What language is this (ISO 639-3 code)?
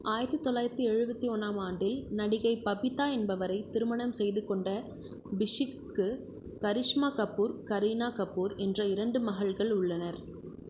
tam